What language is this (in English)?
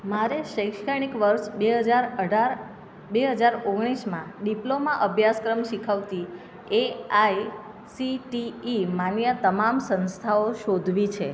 Gujarati